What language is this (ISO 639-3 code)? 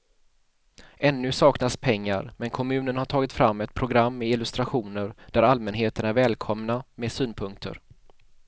swe